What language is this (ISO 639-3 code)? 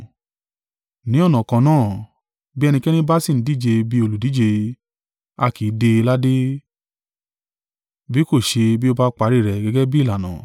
yor